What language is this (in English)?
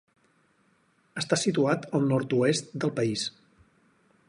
Catalan